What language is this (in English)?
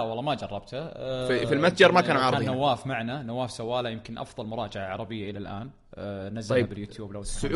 Arabic